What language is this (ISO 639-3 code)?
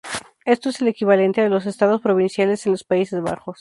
spa